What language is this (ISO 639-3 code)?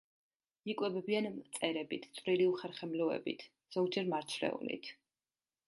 kat